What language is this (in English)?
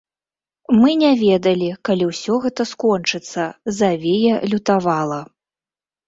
Belarusian